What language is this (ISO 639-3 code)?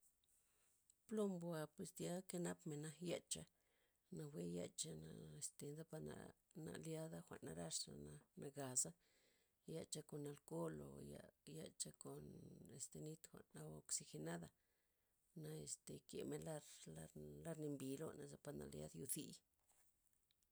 ztp